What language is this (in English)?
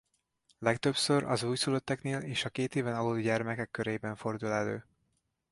Hungarian